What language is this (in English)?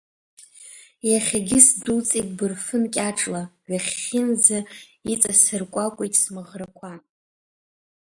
Abkhazian